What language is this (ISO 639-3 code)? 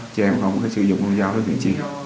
vie